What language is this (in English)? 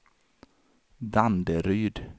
Swedish